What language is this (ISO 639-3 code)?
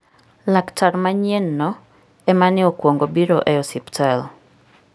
luo